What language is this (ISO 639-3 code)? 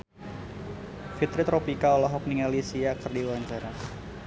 sun